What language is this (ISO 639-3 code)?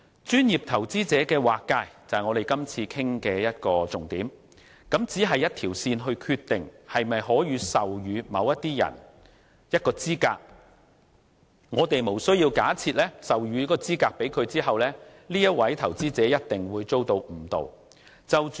yue